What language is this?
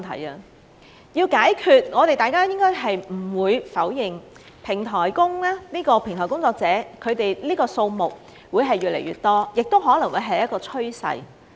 Cantonese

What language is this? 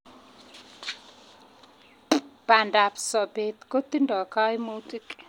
Kalenjin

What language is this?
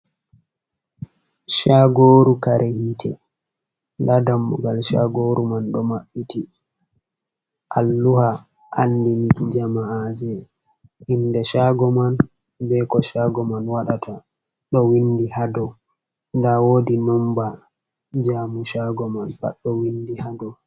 Fula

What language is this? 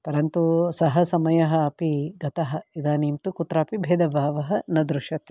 Sanskrit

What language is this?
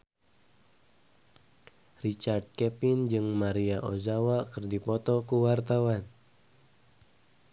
Sundanese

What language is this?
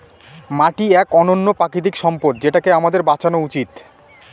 Bangla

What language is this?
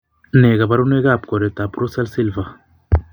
Kalenjin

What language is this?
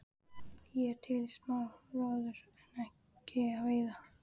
Icelandic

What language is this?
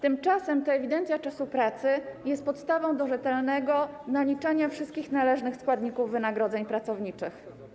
Polish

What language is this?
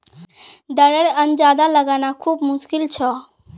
Magahi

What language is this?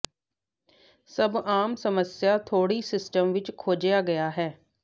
Punjabi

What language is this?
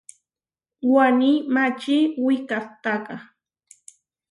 Huarijio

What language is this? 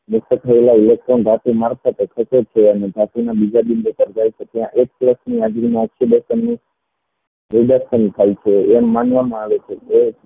Gujarati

